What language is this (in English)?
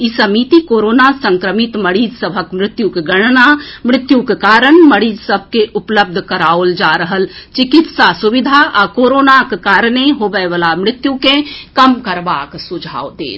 Maithili